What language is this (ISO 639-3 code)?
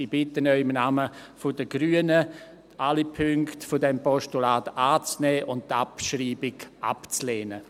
gsw